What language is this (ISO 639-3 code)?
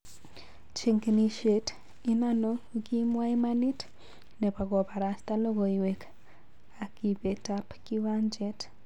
kln